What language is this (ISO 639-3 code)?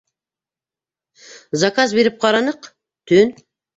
bak